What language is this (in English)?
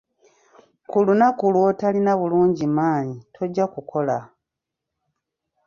Ganda